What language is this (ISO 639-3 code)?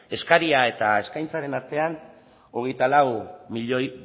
eus